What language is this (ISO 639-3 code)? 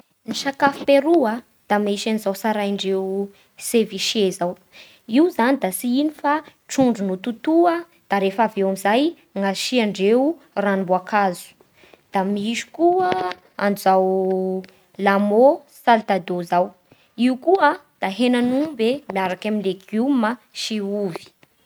bhr